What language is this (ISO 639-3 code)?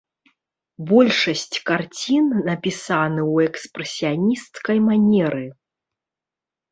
bel